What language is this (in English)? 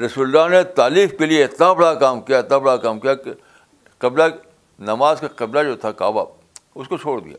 Urdu